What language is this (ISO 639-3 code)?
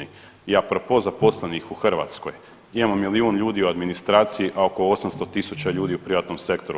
hrv